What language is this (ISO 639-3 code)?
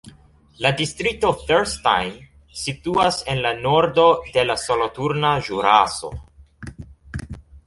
epo